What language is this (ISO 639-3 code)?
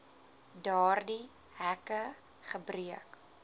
afr